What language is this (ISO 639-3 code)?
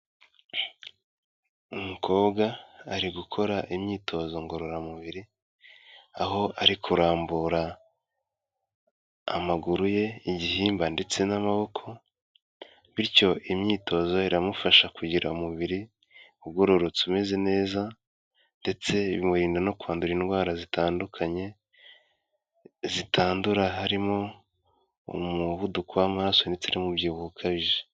kin